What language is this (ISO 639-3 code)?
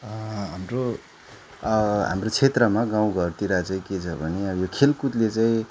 nep